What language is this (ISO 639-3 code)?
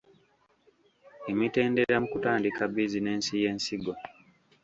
lug